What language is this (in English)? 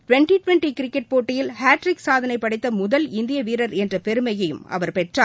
Tamil